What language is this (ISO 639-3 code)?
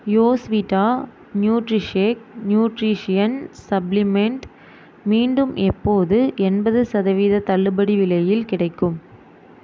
tam